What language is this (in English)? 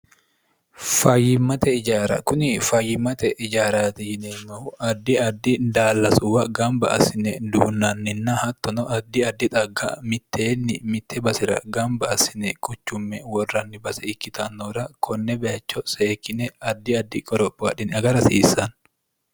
Sidamo